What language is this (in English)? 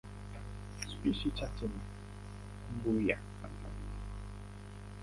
Swahili